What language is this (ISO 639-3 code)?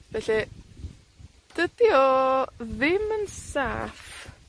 cym